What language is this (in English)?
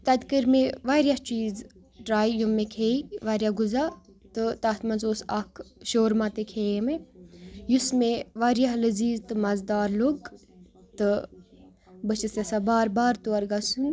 Kashmiri